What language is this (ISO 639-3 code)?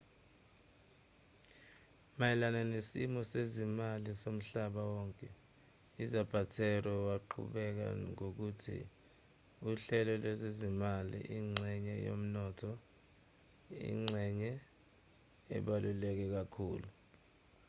zul